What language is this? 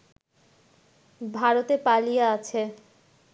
Bangla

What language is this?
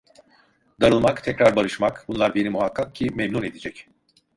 Turkish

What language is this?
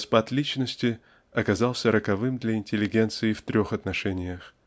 Russian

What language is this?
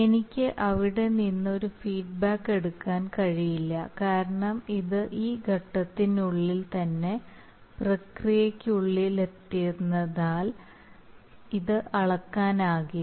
Malayalam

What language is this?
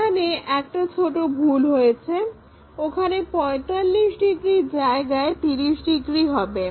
Bangla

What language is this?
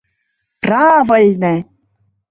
Mari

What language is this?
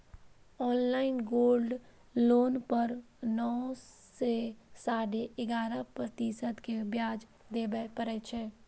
Maithili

